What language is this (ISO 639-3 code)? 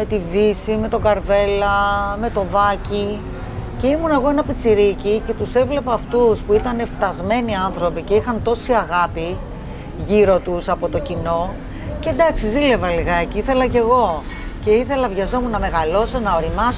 ell